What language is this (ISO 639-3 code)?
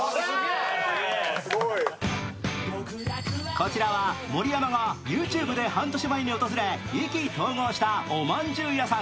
jpn